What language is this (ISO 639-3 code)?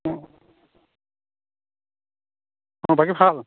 asm